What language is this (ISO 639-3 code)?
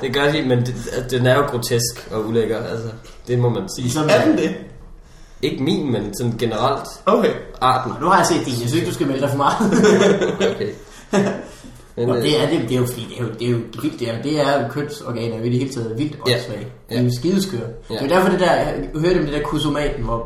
dan